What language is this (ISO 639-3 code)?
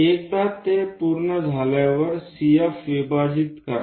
mar